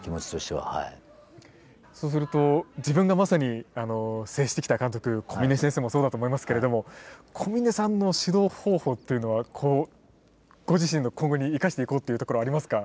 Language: Japanese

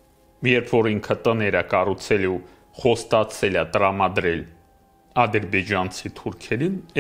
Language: Romanian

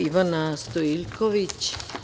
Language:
Serbian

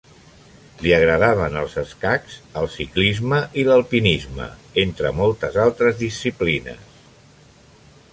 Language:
Catalan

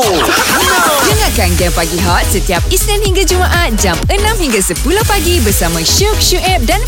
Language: Malay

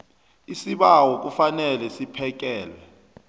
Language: South Ndebele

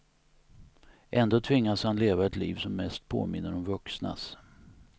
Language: Swedish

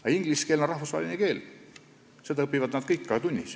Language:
Estonian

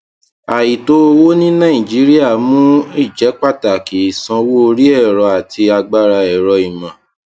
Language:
Yoruba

